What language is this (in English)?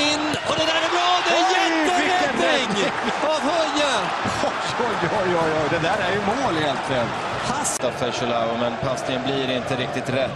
Swedish